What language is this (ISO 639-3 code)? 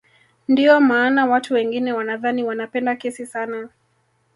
swa